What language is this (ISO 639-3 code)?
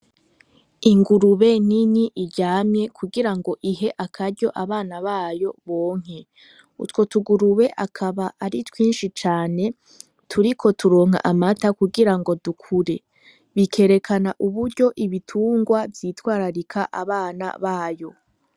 run